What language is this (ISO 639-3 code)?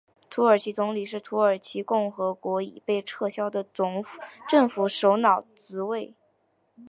zho